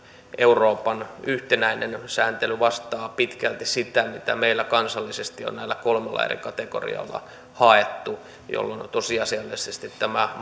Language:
Finnish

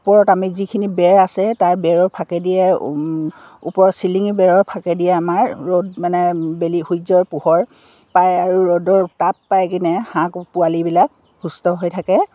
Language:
Assamese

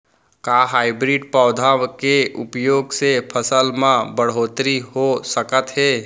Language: Chhattisgarhi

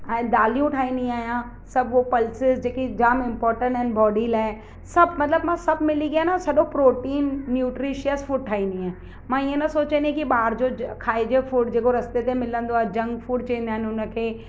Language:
Sindhi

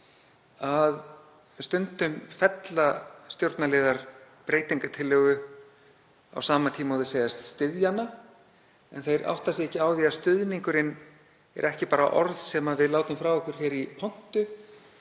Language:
Icelandic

